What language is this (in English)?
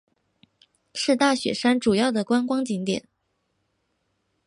Chinese